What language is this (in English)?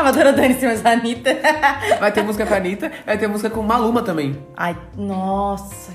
Portuguese